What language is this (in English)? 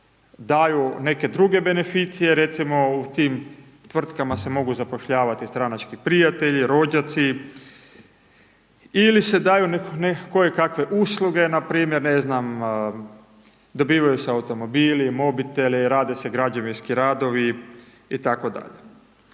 Croatian